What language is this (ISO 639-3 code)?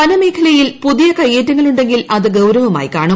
mal